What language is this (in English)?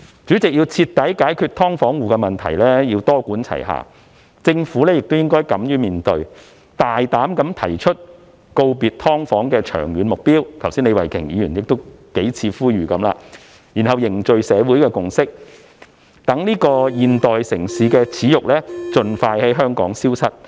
Cantonese